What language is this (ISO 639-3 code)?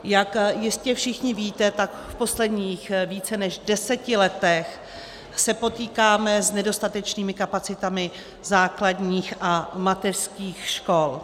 ces